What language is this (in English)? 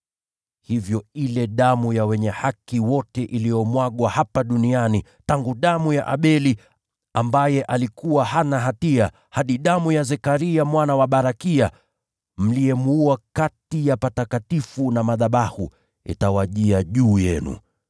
Swahili